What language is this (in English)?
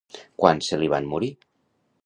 Catalan